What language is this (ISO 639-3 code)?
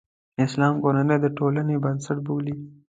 pus